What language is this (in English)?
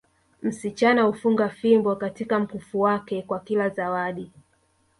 Swahili